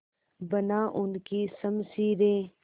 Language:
Hindi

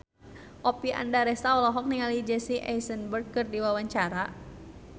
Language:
Sundanese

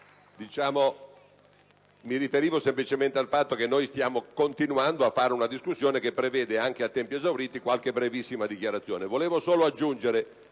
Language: Italian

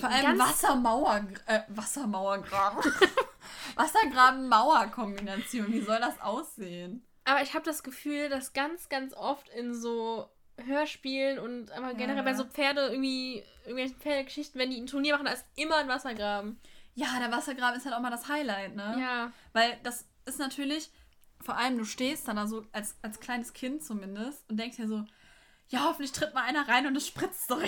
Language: German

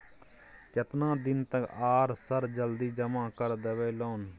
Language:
Maithili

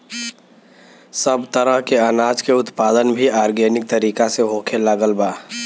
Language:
Bhojpuri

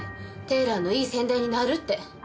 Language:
Japanese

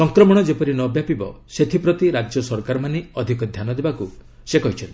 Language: Odia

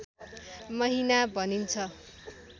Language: Nepali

